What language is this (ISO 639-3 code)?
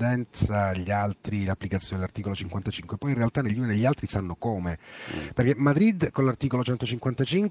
ita